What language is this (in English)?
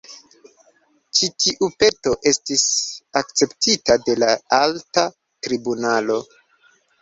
Esperanto